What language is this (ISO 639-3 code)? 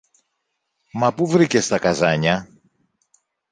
ell